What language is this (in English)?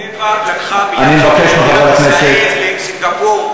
Hebrew